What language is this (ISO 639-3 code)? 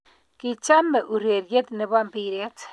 kln